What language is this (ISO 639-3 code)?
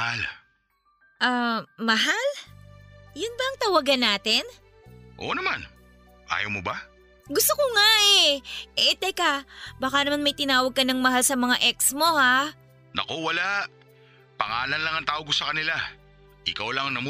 fil